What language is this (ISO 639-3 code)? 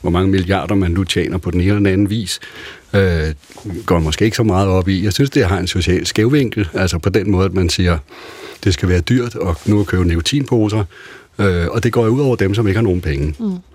dan